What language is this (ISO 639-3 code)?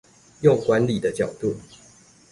zho